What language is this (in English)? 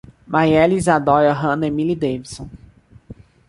Portuguese